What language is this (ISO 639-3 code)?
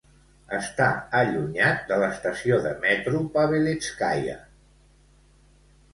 cat